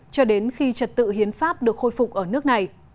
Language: Vietnamese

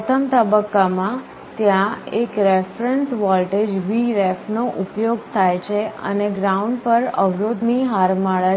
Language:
Gujarati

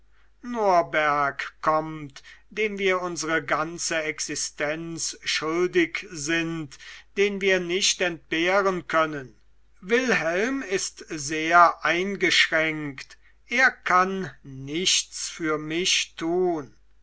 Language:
German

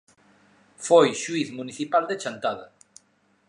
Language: Galician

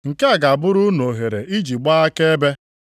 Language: Igbo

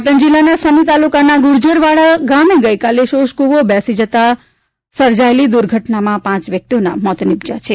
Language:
Gujarati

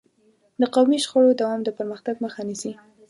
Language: Pashto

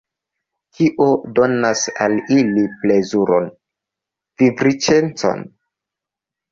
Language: Esperanto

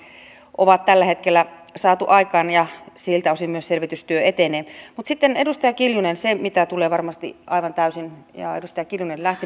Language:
Finnish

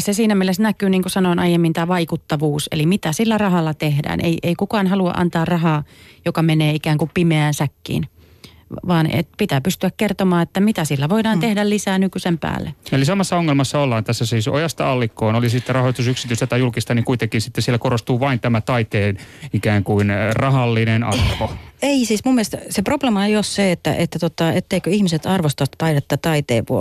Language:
Finnish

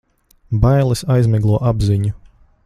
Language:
Latvian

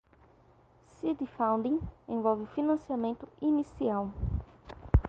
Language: Portuguese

